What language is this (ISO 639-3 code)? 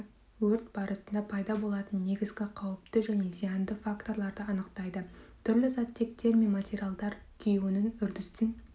kaz